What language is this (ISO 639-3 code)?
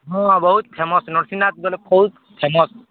ori